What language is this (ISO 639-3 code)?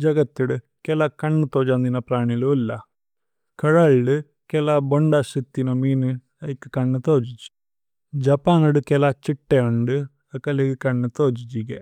tcy